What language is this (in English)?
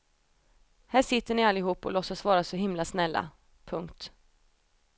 Swedish